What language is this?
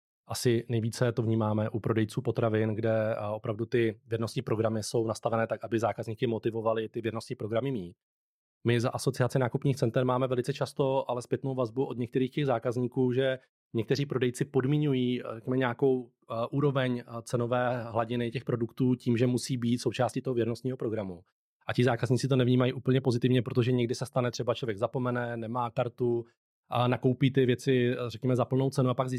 Czech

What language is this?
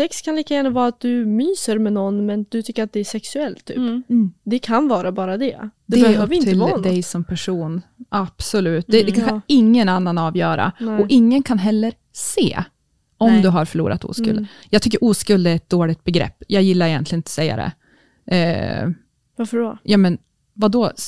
Swedish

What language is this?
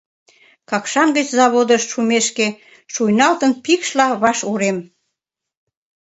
Mari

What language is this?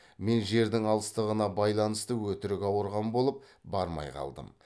Kazakh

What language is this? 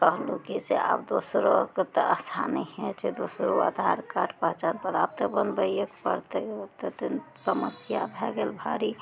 Maithili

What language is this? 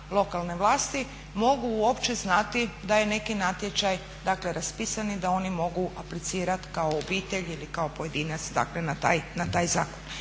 Croatian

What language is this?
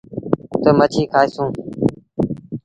Sindhi Bhil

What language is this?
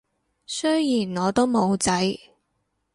Cantonese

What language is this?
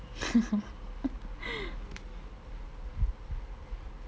English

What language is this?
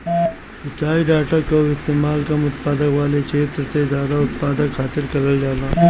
Bhojpuri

